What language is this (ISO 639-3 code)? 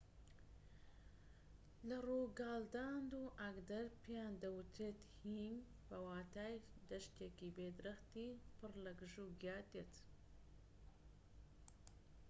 ckb